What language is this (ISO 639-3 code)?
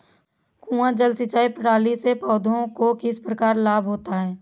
hin